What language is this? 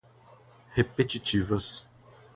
Portuguese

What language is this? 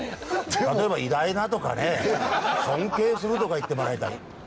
Japanese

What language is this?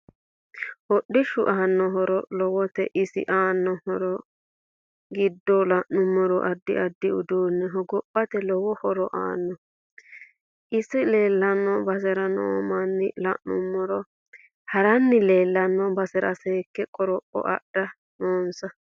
Sidamo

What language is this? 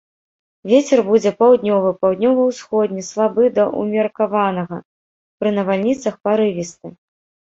Belarusian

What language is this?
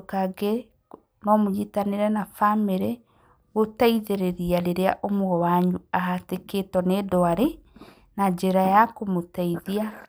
Kikuyu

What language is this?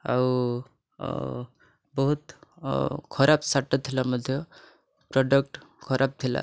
Odia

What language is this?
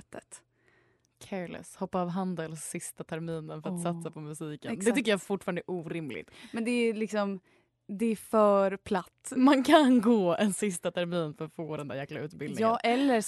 Swedish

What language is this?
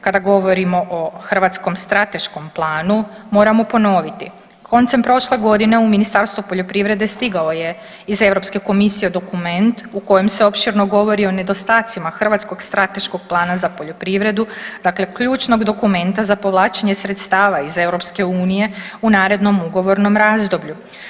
Croatian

